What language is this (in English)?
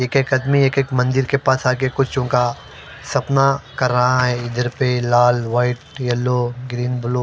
Hindi